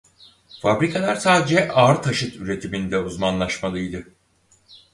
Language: Turkish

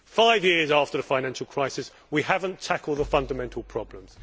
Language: English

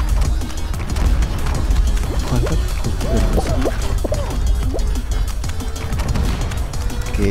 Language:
Indonesian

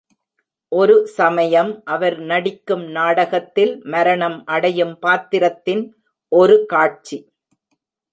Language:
Tamil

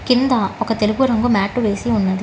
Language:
Telugu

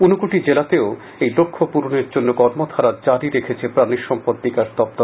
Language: Bangla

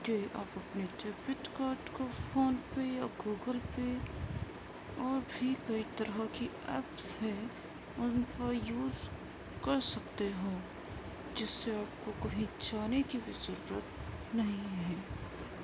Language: Urdu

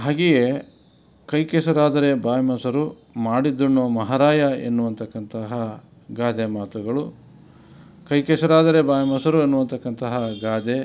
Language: Kannada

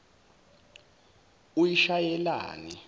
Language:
Zulu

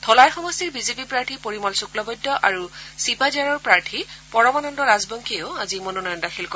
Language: Assamese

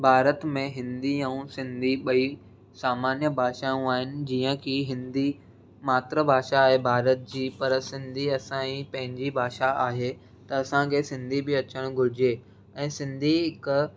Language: Sindhi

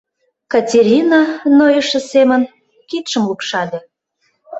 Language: Mari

